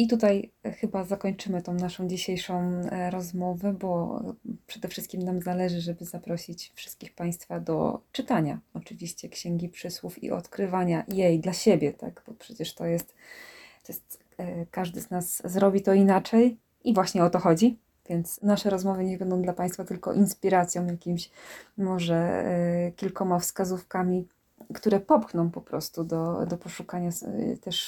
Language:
Polish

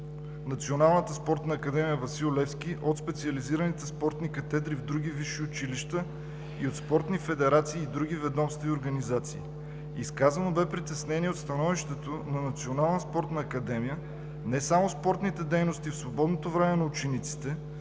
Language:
Bulgarian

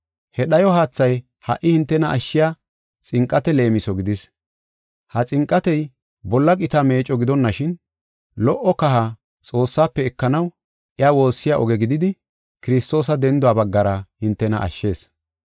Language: Gofa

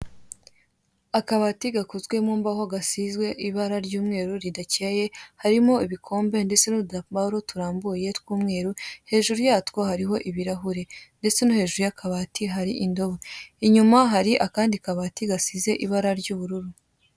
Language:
Kinyarwanda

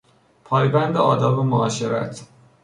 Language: Persian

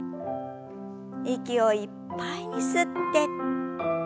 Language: Japanese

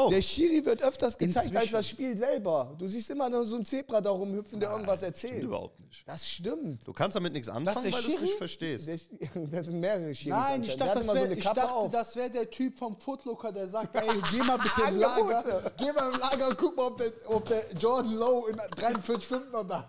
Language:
German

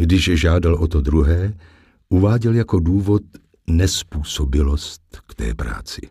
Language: Czech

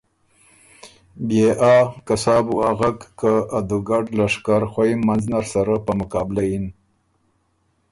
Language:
Ormuri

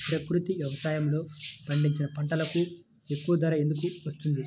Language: Telugu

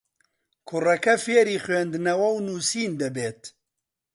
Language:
Central Kurdish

